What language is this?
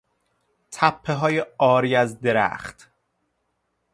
Persian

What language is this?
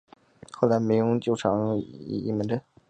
Chinese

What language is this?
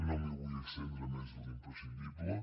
Catalan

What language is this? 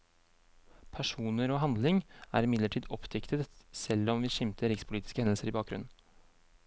Norwegian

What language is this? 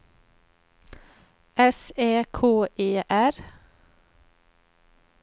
Swedish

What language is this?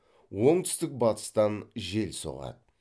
Kazakh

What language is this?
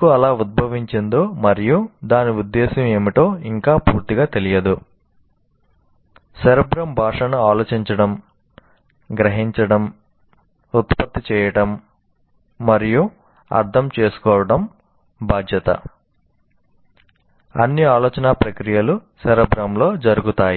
Telugu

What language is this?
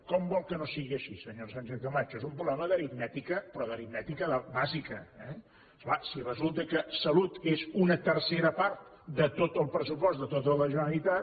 Catalan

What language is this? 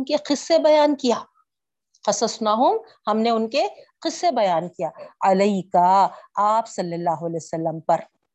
Urdu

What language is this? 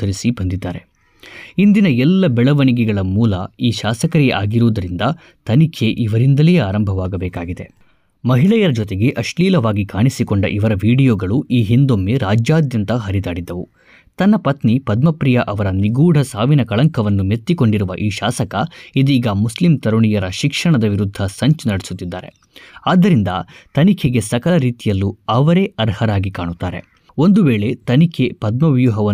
Kannada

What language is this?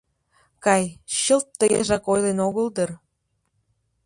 Mari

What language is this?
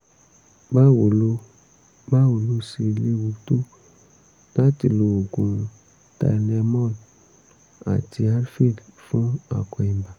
Yoruba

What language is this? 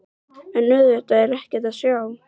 Icelandic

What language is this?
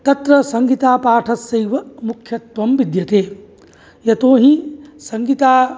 Sanskrit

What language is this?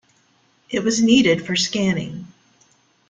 English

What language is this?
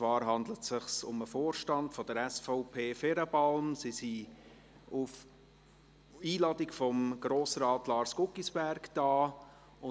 Swiss German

